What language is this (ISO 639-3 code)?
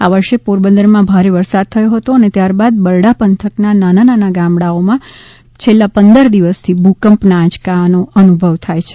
guj